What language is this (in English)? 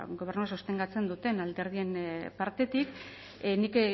Basque